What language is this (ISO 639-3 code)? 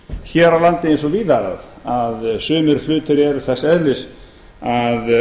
isl